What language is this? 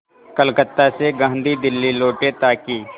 Hindi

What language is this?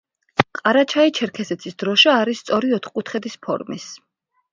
Georgian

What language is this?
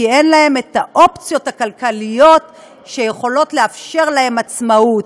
Hebrew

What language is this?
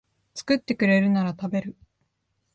Japanese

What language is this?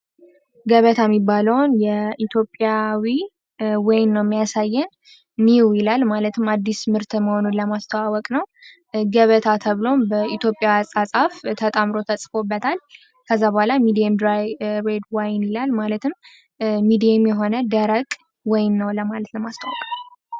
Amharic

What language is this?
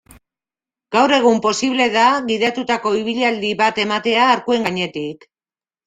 Basque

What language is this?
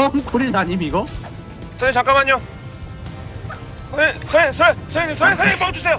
Korean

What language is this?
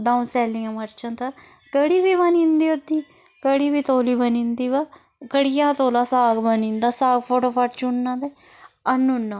Dogri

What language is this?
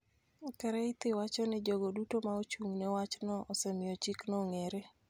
Luo (Kenya and Tanzania)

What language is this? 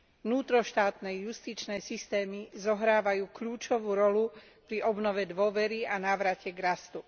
Slovak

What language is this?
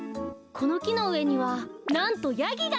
Japanese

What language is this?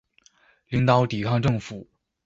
Chinese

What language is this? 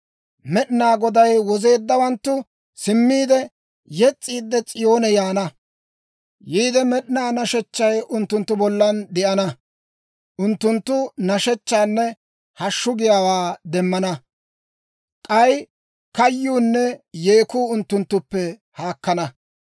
Dawro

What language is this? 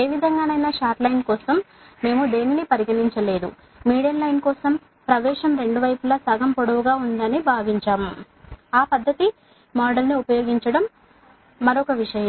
Telugu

